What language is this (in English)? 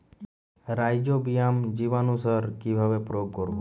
Bangla